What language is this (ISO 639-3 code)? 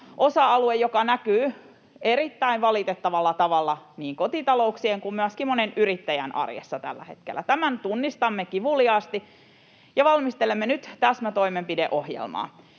fin